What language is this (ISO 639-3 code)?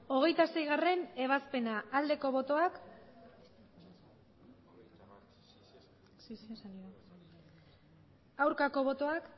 eus